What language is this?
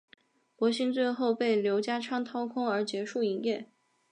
Chinese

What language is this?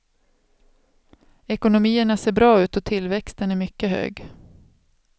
Swedish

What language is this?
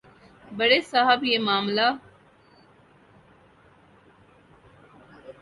Urdu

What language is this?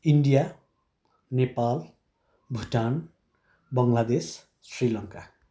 Nepali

